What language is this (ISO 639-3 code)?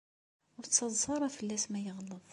kab